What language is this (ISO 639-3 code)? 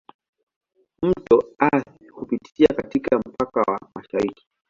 swa